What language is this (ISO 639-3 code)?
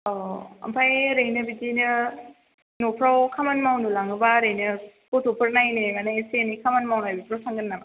brx